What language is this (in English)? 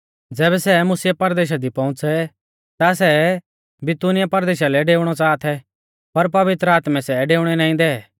Mahasu Pahari